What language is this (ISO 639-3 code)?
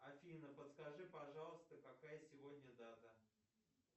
rus